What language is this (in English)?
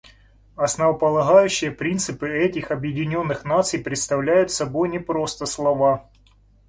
Russian